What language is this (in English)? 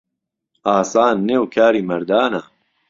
Central Kurdish